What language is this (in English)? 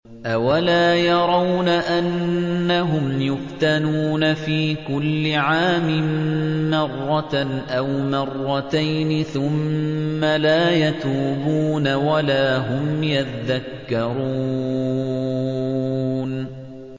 Arabic